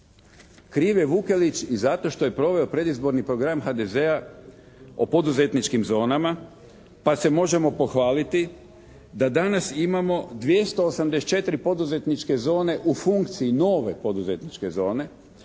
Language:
Croatian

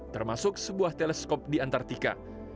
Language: Indonesian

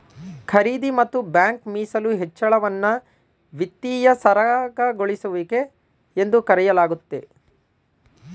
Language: Kannada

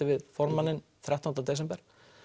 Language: Icelandic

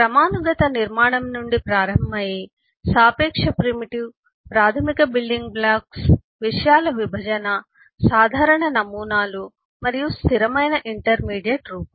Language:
Telugu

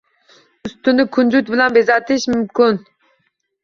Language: Uzbek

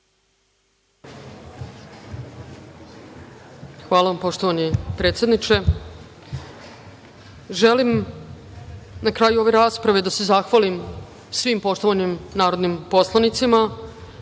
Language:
Serbian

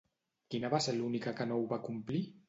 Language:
Catalan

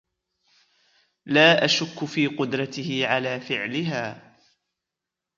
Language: Arabic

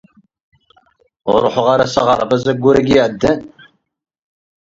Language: Kabyle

